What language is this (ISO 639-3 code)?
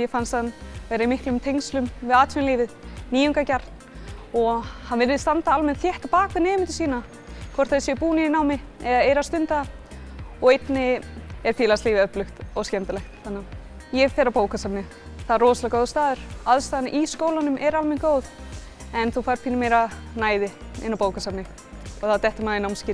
isl